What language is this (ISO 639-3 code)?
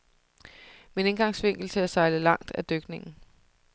dan